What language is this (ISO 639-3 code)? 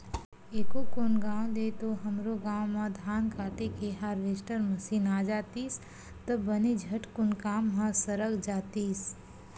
hne